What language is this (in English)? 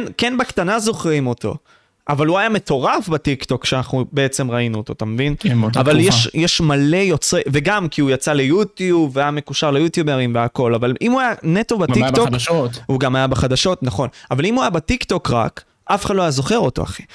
Hebrew